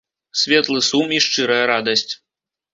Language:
Belarusian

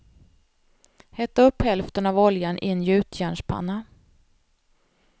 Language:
Swedish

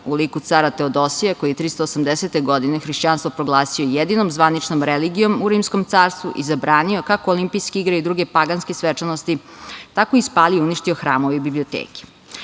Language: Serbian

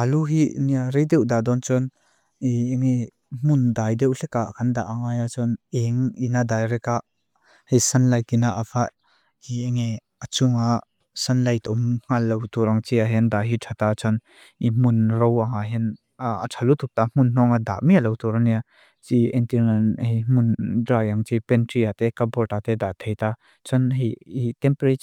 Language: Mizo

